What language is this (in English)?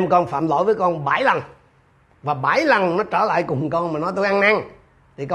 Vietnamese